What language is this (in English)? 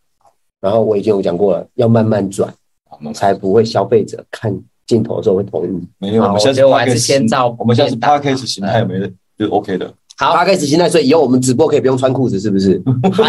Chinese